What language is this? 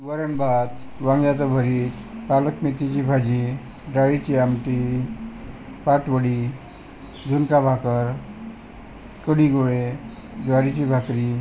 Marathi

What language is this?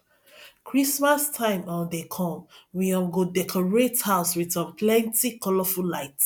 Nigerian Pidgin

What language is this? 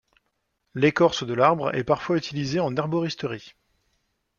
French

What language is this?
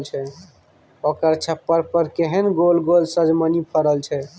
Maithili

